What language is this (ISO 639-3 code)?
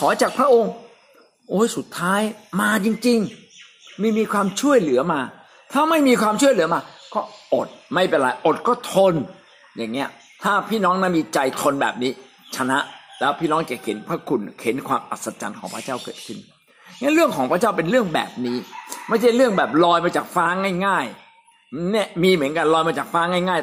tha